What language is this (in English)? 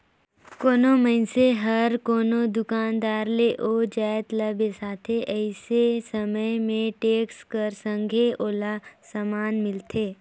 Chhattisgarhi